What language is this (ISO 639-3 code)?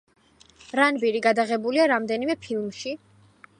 kat